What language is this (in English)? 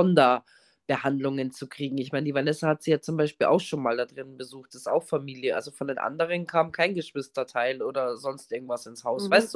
German